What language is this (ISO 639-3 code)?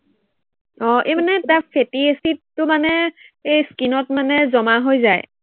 asm